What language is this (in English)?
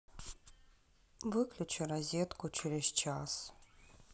Russian